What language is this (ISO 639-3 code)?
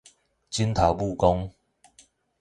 nan